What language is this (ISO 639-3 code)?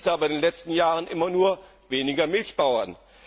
deu